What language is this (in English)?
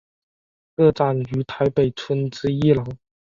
Chinese